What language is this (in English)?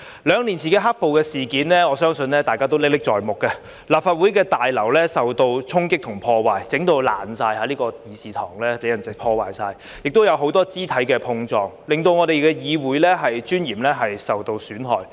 Cantonese